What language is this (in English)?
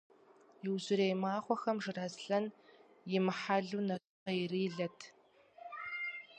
Kabardian